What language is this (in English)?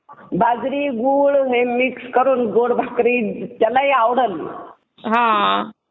Marathi